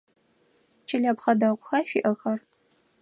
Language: Adyghe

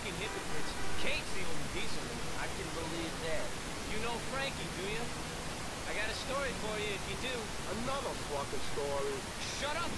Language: Turkish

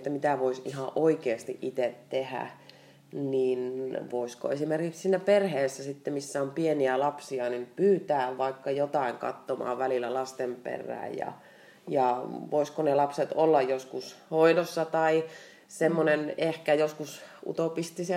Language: Finnish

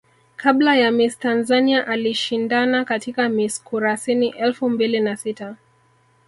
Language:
Swahili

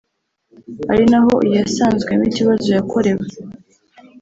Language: Kinyarwanda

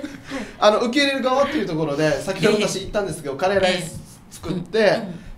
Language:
Japanese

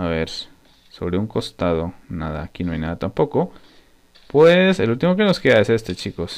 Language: Spanish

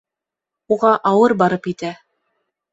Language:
Bashkir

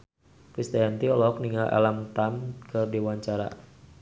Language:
Sundanese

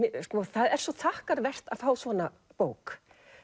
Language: Icelandic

